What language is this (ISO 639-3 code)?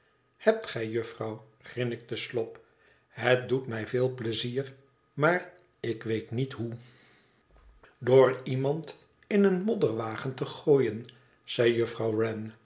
nld